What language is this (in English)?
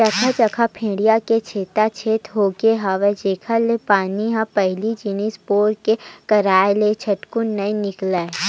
Chhattisgarhi